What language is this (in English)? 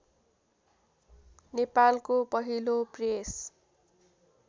Nepali